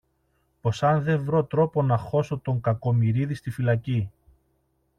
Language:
Greek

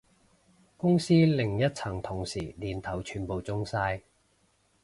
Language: Cantonese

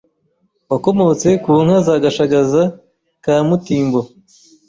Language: Kinyarwanda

